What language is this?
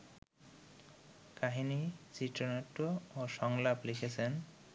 Bangla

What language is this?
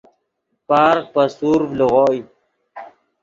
Yidgha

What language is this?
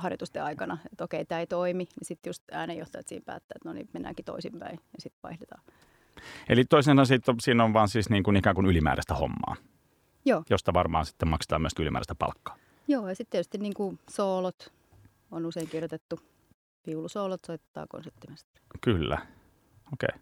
Finnish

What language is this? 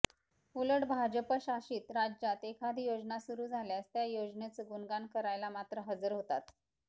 Marathi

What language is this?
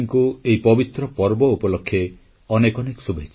Odia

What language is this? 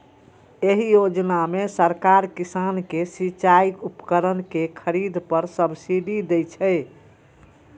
Maithili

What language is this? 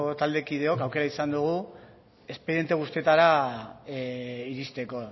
Basque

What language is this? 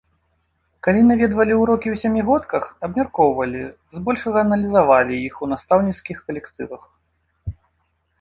Belarusian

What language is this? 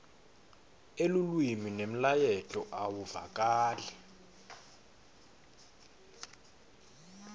Swati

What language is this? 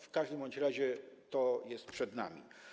Polish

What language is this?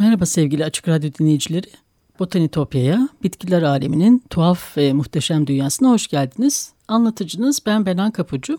Turkish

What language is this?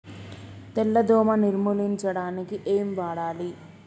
Telugu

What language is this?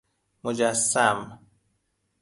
Persian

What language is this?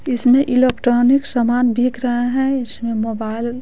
Hindi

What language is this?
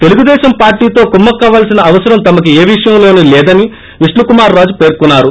Telugu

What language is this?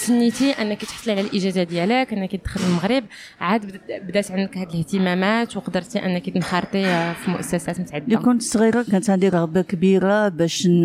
Arabic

